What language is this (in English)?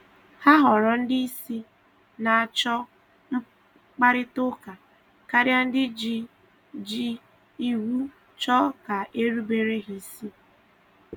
Igbo